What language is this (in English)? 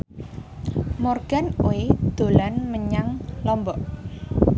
Javanese